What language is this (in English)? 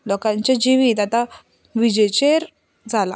Konkani